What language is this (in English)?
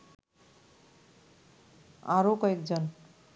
Bangla